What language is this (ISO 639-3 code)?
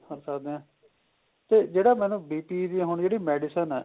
pan